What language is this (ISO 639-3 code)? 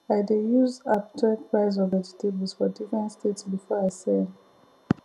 pcm